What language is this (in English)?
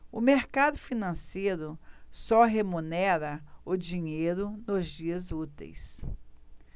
Portuguese